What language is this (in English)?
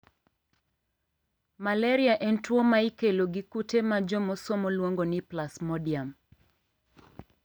Luo (Kenya and Tanzania)